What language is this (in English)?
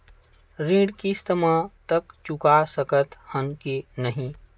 Chhattisgarhi